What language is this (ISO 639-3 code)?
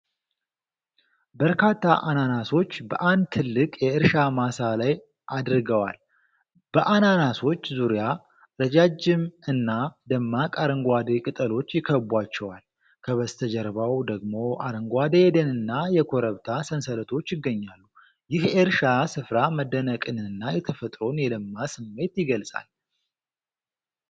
amh